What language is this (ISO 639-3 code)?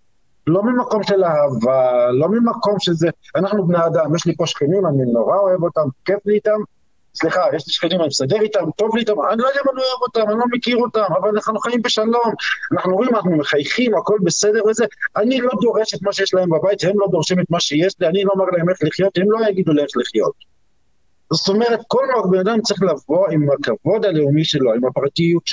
heb